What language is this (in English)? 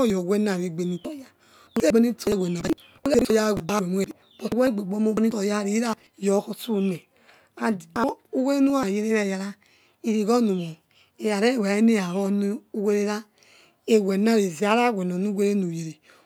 Yekhee